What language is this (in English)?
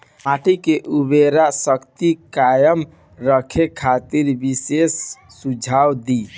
Bhojpuri